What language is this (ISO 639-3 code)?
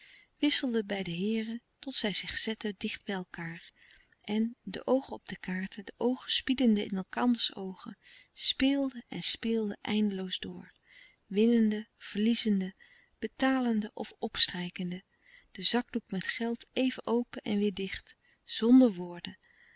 nld